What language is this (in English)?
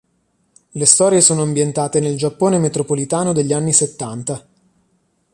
Italian